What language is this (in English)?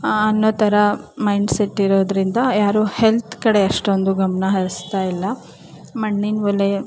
Kannada